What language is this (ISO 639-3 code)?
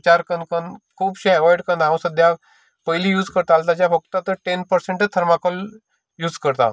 kok